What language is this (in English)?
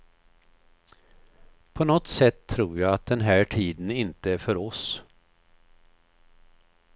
Swedish